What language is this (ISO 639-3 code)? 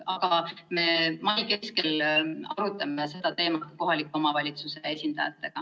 est